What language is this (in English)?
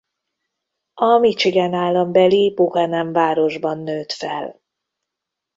Hungarian